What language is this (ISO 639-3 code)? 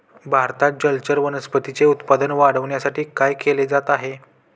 mar